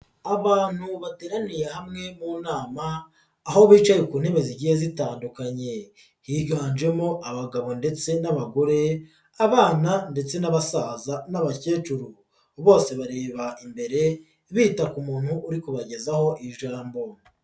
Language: Kinyarwanda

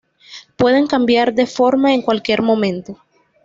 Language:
Spanish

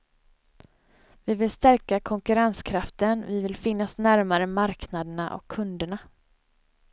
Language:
Swedish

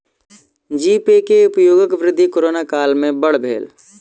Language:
Maithili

